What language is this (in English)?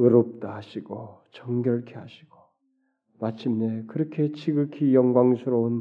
Korean